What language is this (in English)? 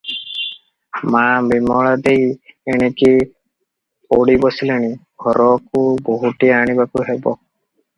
Odia